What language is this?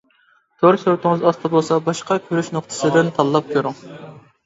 Uyghur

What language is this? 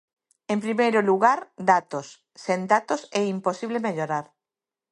Galician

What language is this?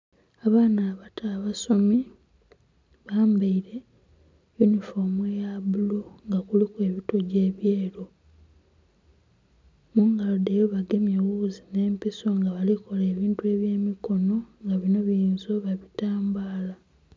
Soga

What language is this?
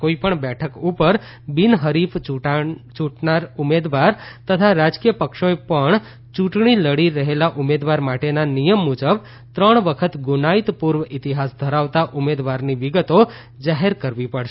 Gujarati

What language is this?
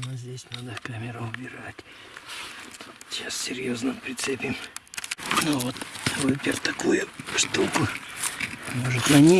Russian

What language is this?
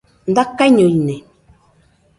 Nüpode Huitoto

